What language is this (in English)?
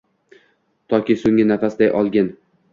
Uzbek